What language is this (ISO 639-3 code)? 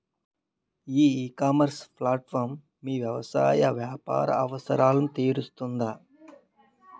tel